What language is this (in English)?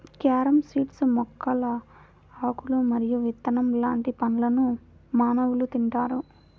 Telugu